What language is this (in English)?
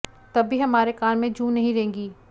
Hindi